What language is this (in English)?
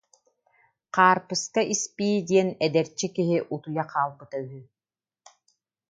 Yakut